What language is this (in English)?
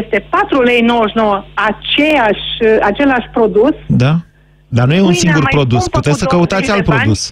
Romanian